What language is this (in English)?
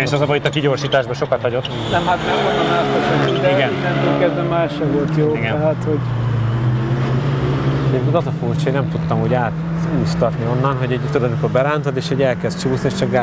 Hungarian